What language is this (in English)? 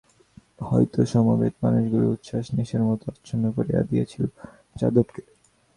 Bangla